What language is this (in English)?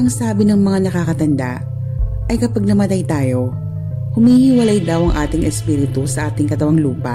Filipino